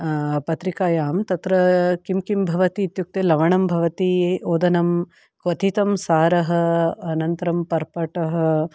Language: Sanskrit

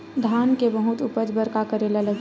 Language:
Chhattisgarhi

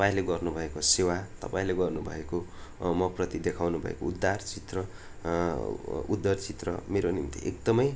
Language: Nepali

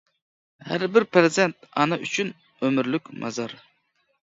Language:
Uyghur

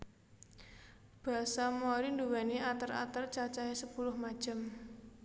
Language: Javanese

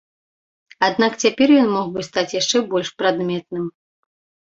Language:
Belarusian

